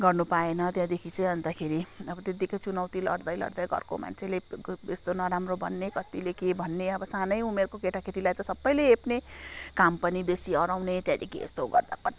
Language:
Nepali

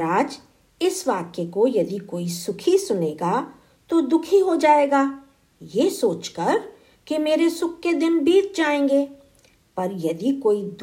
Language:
Hindi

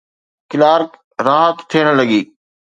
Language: Sindhi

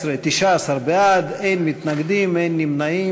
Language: Hebrew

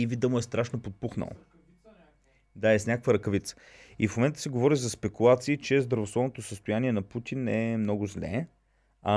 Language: Bulgarian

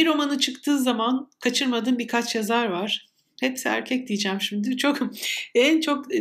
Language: Turkish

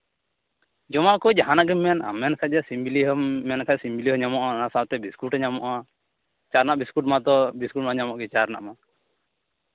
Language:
Santali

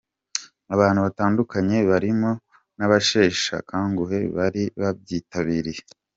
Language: Kinyarwanda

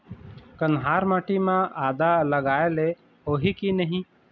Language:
Chhattisgarhi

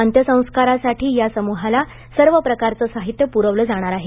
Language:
Marathi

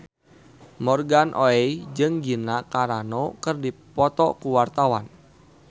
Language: Sundanese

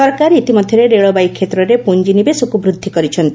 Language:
Odia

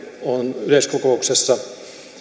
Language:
Finnish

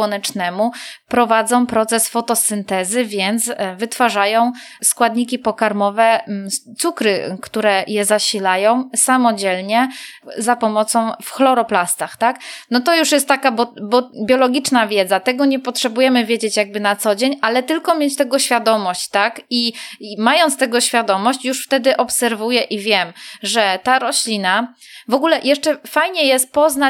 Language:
Polish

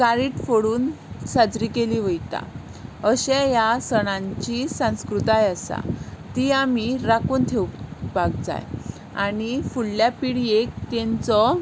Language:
Konkani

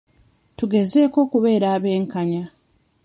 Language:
Ganda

